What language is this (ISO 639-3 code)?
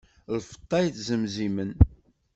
kab